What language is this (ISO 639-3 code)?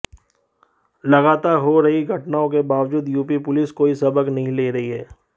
hin